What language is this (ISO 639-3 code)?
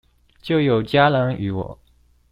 zho